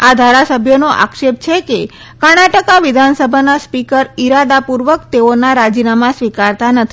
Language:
Gujarati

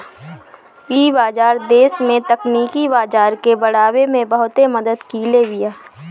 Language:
Bhojpuri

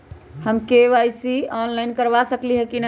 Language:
Magahi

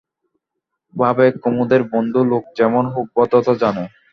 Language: Bangla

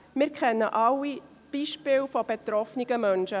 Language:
Swiss German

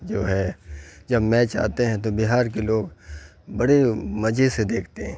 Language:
Urdu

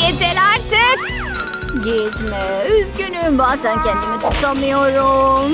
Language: Turkish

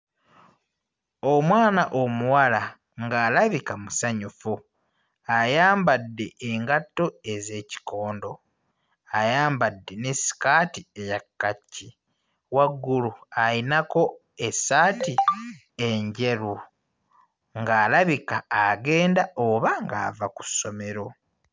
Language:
Ganda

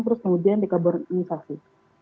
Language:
Indonesian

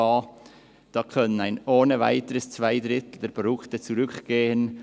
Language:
Swiss German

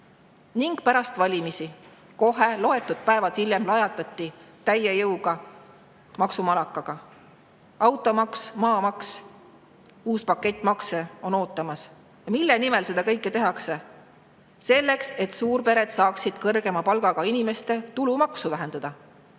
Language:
Estonian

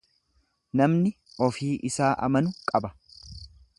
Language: Oromo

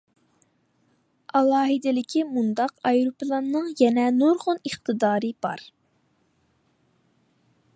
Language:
Uyghur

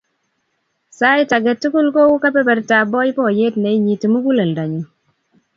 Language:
Kalenjin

